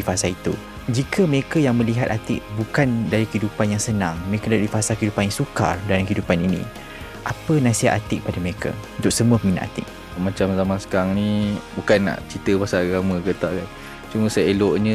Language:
Malay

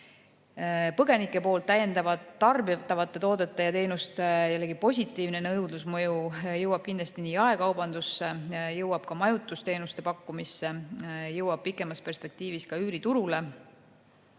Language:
Estonian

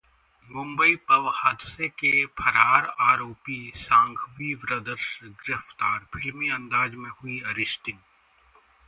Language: Hindi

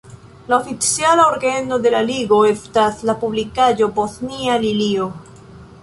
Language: Esperanto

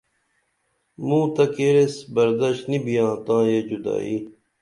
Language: Dameli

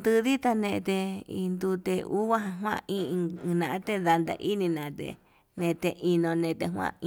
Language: Yutanduchi Mixtec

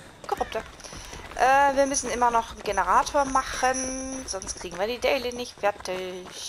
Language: German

